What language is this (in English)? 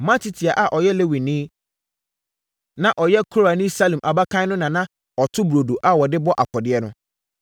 Akan